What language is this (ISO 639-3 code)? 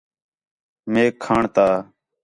xhe